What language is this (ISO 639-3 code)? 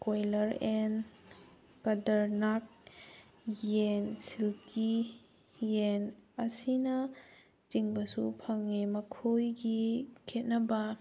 mni